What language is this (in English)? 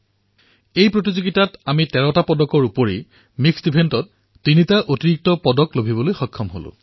Assamese